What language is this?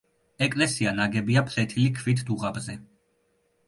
Georgian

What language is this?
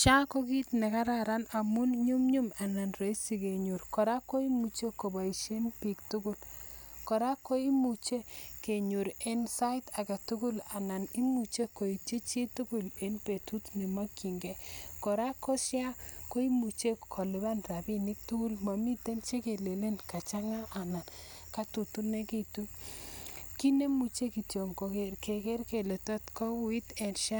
Kalenjin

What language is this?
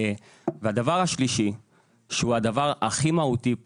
Hebrew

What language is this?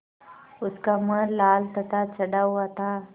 Hindi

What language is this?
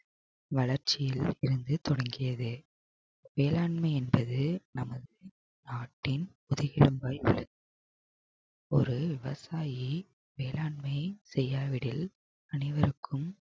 Tamil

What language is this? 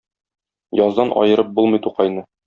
Tatar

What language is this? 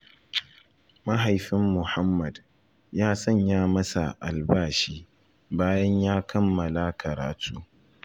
Hausa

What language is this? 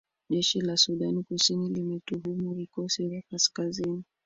Swahili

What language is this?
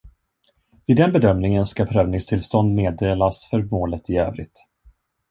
Swedish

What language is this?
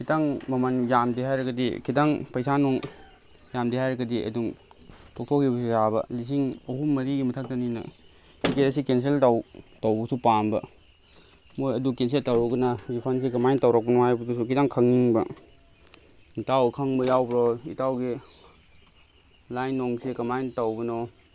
Manipuri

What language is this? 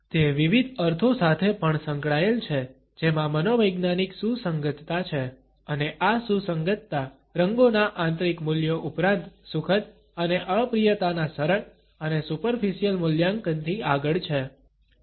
Gujarati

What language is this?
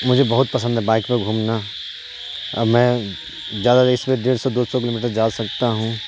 Urdu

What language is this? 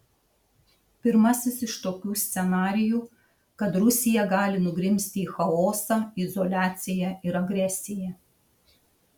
Lithuanian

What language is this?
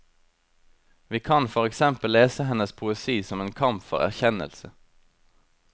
Norwegian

